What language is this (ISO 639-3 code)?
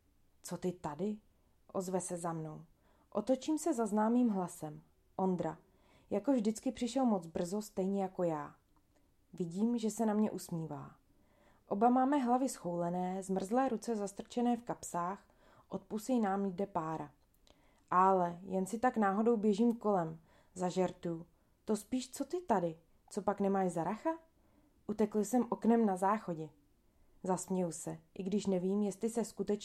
ces